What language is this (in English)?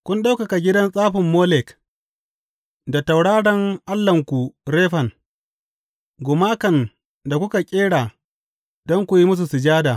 Hausa